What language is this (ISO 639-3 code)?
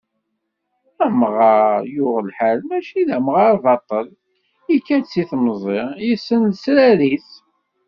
kab